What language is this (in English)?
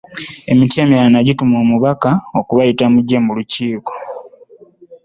Ganda